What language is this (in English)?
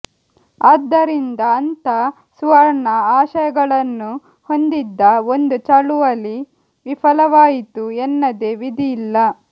Kannada